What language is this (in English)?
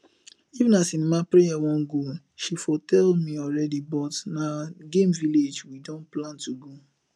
Nigerian Pidgin